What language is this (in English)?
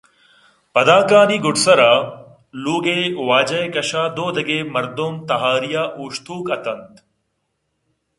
Eastern Balochi